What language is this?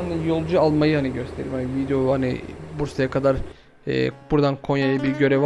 Turkish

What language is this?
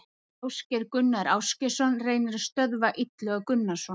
Icelandic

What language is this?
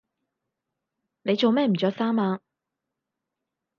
Cantonese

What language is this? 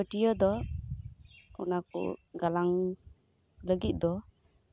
Santali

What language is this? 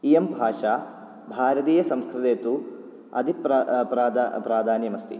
Sanskrit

